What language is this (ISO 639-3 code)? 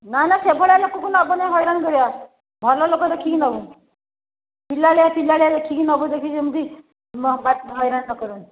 ori